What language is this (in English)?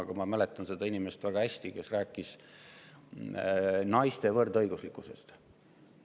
Estonian